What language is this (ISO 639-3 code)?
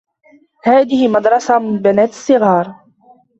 ara